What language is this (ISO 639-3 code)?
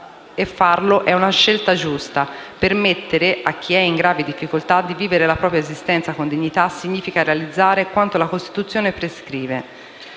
ita